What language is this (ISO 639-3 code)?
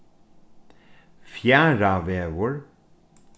fao